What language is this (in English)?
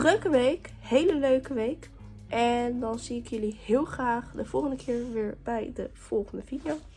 Dutch